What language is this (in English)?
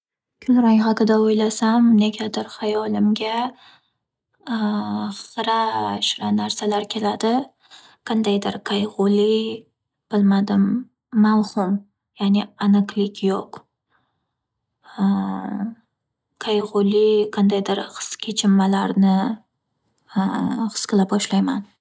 Uzbek